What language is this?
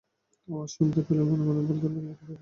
Bangla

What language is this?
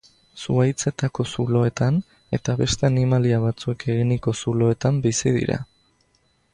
Basque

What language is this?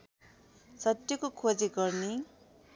Nepali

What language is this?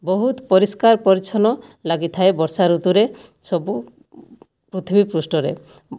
Odia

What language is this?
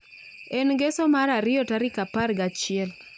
Luo (Kenya and Tanzania)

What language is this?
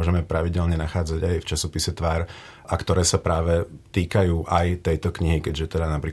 Czech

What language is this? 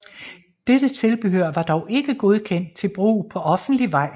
Danish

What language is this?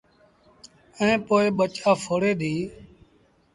Sindhi Bhil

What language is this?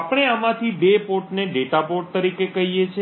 Gujarati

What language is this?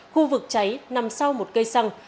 Vietnamese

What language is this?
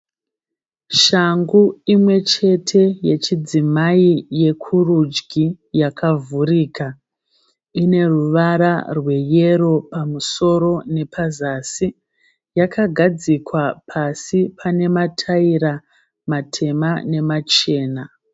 Shona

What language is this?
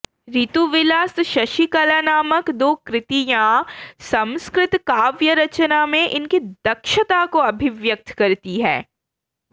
Sanskrit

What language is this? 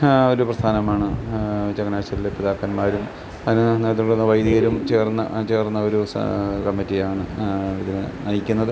Malayalam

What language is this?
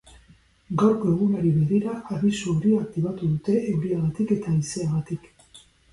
Basque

